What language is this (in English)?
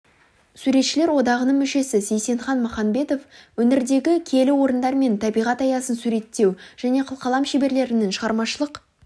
Kazakh